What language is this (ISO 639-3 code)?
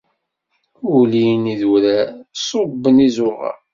kab